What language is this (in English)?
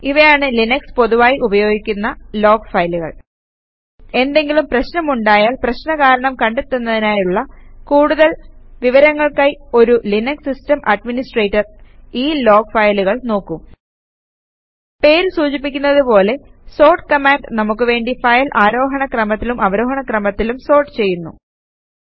Malayalam